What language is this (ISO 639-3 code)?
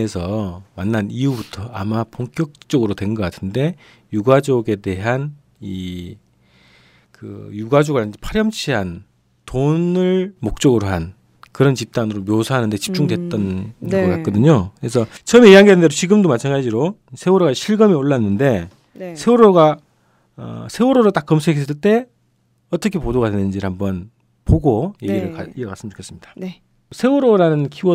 kor